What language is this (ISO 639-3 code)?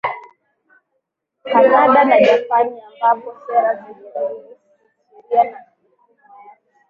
swa